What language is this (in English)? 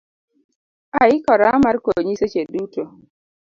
Luo (Kenya and Tanzania)